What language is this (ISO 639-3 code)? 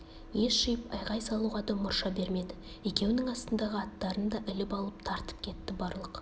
kaz